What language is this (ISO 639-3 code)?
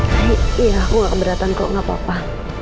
ind